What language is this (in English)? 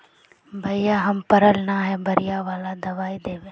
Magahi